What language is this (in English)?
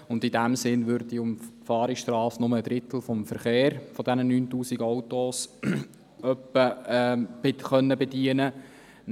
Swiss German